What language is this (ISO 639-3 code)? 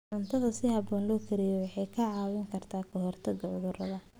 som